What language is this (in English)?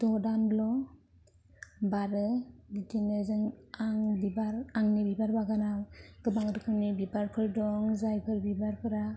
Bodo